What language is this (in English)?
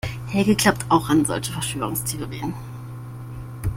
German